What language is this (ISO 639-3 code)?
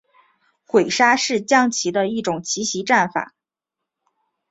zho